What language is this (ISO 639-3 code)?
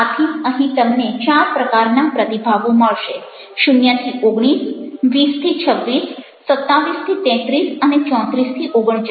guj